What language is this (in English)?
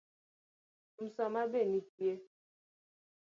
Luo (Kenya and Tanzania)